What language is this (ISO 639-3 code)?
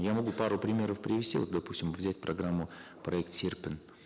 kaz